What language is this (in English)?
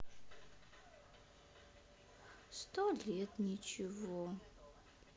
Russian